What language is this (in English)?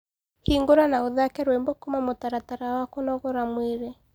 Kikuyu